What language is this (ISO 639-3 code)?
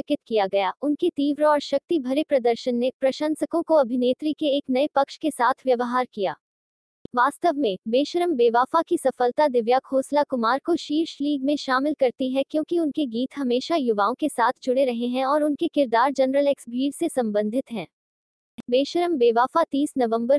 hin